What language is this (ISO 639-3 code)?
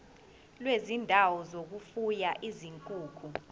zul